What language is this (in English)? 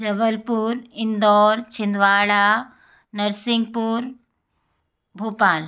Hindi